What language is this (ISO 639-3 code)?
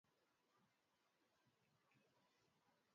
swa